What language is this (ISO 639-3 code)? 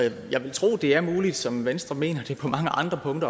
dan